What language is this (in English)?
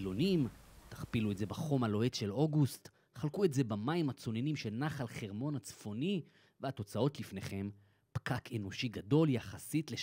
Hebrew